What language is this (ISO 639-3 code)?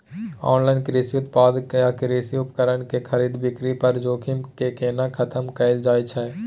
mai